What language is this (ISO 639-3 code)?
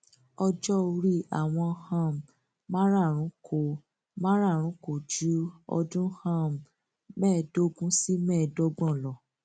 yor